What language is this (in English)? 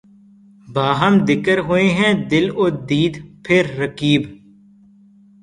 Urdu